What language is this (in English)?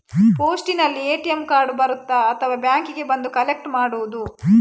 Kannada